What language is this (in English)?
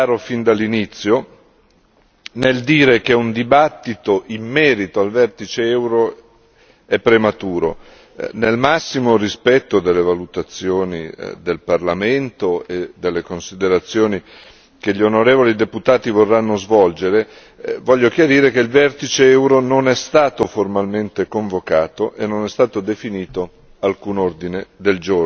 Italian